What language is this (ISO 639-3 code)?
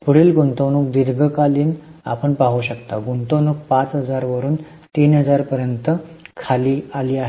mar